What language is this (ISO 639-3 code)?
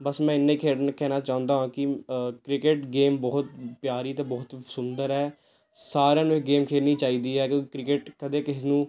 pan